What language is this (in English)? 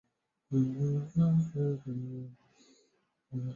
Chinese